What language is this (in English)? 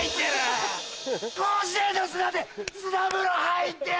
Japanese